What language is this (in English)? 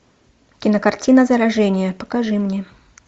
Russian